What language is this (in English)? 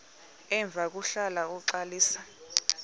Xhosa